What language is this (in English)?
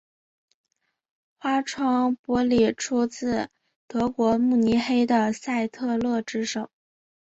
Chinese